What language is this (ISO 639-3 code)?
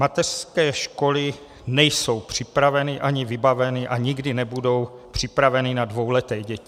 ces